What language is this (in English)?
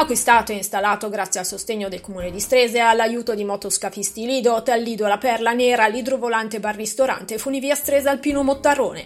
Italian